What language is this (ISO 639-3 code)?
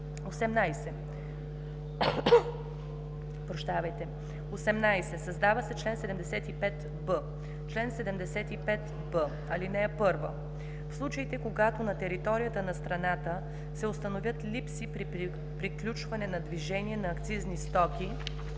bul